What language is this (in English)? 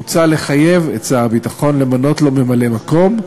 Hebrew